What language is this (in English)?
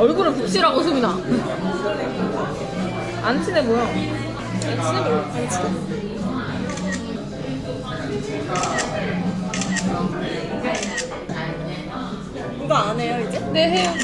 Korean